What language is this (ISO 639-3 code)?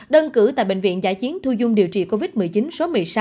vie